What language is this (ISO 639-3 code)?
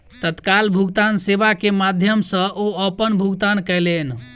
mai